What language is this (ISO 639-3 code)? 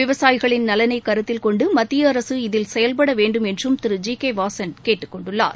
tam